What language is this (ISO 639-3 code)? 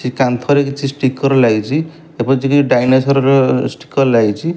ori